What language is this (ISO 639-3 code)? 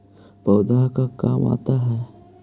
mag